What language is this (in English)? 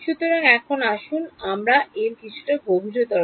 Bangla